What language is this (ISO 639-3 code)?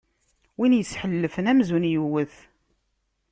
kab